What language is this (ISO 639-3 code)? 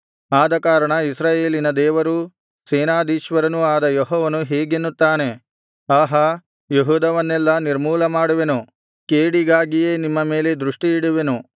kan